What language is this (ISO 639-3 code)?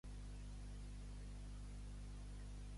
cat